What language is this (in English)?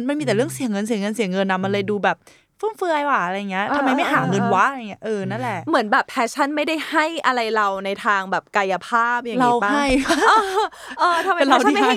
Thai